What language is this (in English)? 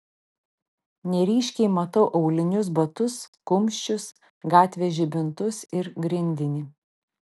Lithuanian